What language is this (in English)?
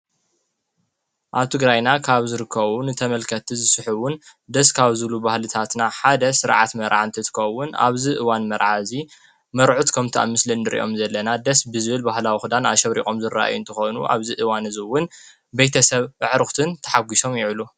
Tigrinya